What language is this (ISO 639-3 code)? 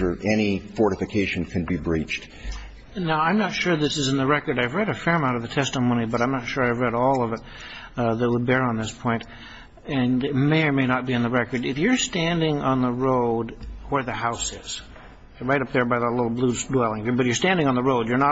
eng